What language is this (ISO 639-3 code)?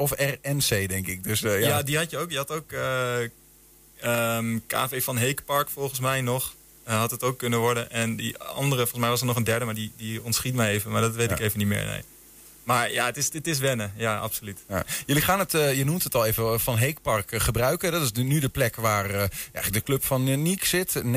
nld